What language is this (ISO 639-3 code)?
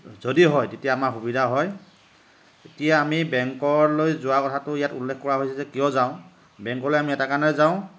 asm